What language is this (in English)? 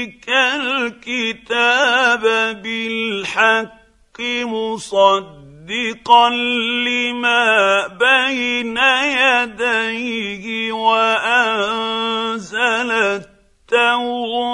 Arabic